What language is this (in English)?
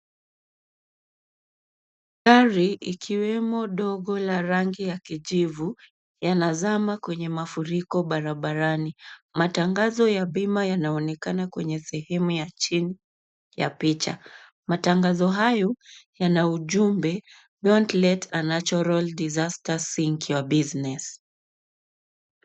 Swahili